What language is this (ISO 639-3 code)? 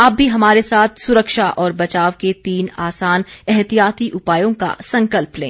hin